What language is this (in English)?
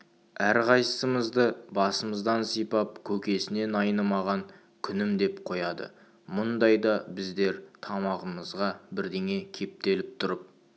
Kazakh